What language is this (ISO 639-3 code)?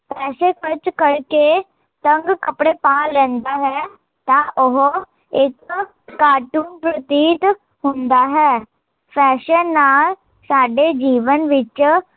pan